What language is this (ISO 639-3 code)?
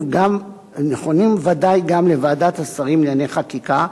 heb